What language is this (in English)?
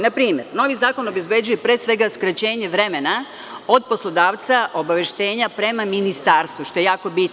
Serbian